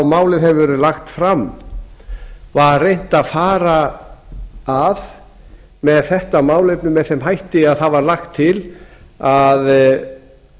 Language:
Icelandic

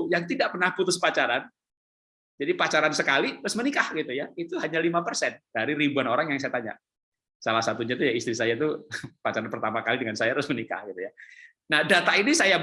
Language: Indonesian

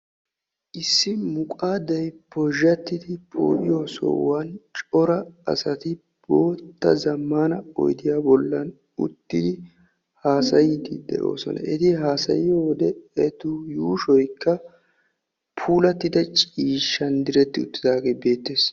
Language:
Wolaytta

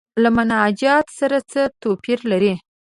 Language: Pashto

